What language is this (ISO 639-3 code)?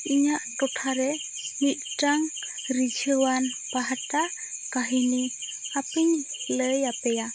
sat